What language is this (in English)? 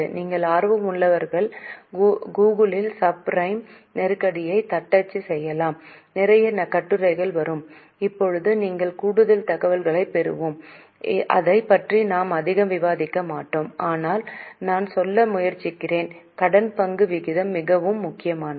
Tamil